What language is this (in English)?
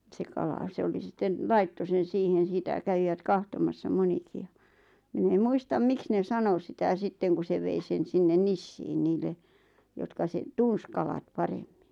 Finnish